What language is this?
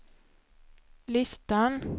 Swedish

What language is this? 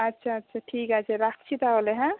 Bangla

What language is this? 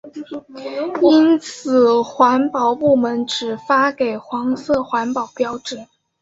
Chinese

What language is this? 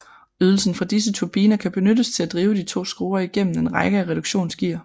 Danish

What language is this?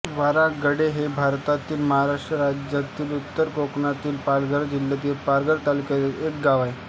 Marathi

